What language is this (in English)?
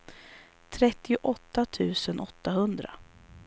Swedish